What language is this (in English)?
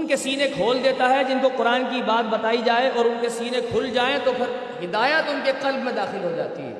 Urdu